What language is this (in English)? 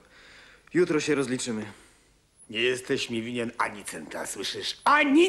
Polish